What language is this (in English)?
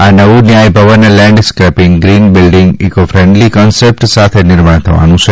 Gujarati